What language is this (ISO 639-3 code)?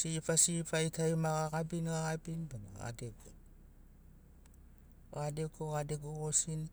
snc